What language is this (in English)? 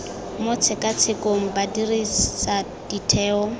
Tswana